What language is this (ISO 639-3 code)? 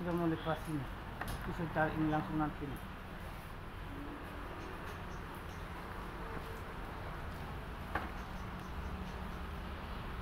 ind